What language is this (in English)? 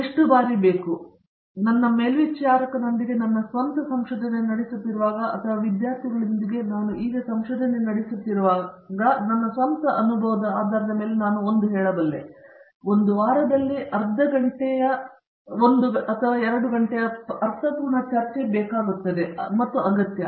Kannada